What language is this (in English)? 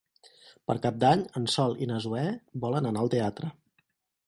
Catalan